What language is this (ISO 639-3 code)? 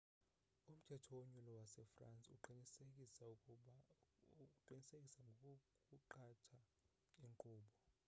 xho